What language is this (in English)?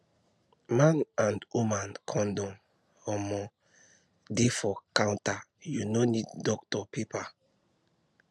Nigerian Pidgin